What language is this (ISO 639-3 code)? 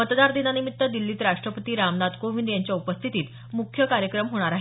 mar